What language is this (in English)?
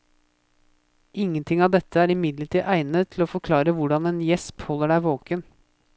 Norwegian